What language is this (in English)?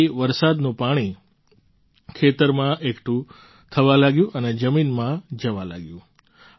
Gujarati